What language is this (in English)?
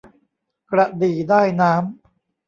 Thai